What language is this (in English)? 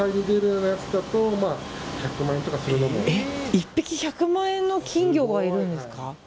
Japanese